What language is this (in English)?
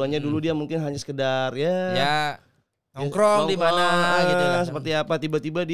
Indonesian